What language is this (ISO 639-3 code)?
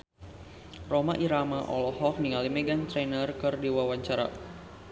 sun